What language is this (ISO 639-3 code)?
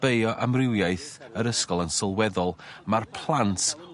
cym